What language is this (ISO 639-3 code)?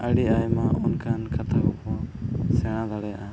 sat